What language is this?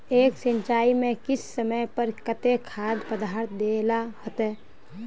Magahi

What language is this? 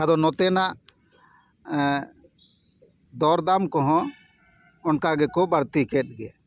Santali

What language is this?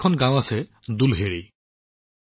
Assamese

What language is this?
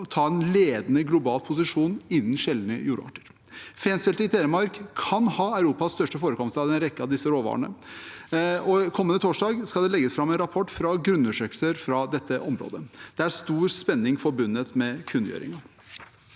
Norwegian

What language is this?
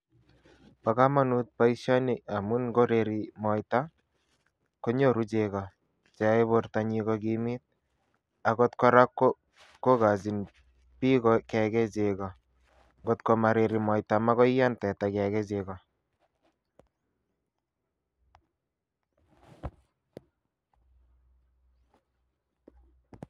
Kalenjin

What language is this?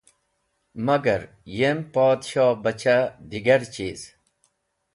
Wakhi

